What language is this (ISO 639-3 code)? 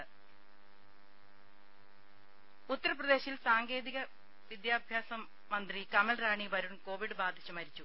mal